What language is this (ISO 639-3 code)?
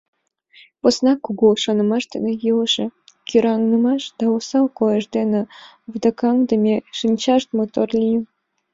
chm